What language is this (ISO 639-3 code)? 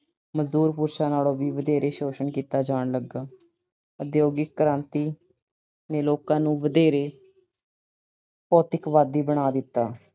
pan